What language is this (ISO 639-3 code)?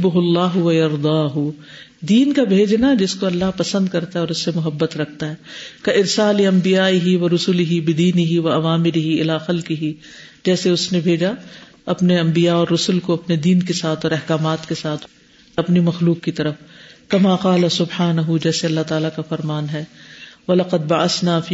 urd